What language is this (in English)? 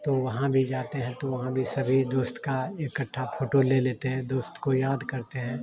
Hindi